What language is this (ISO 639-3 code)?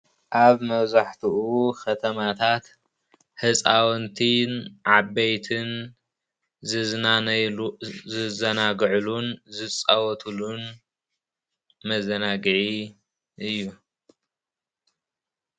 tir